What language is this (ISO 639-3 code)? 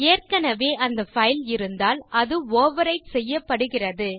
tam